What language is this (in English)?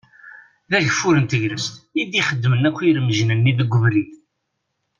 Kabyle